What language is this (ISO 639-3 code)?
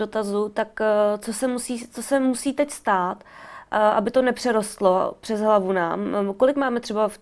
ces